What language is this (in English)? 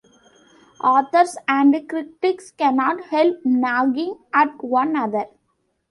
English